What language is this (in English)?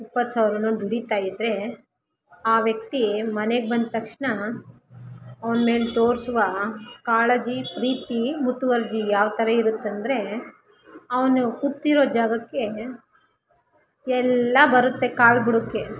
Kannada